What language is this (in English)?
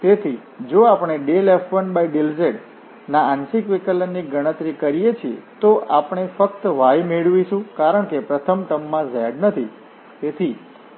Gujarati